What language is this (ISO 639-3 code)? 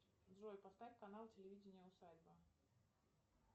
rus